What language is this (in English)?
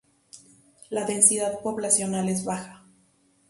Spanish